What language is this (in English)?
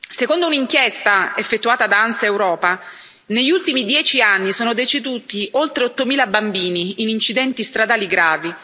Italian